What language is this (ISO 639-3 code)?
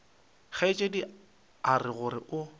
nso